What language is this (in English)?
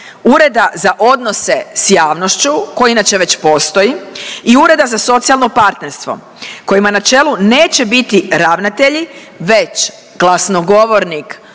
Croatian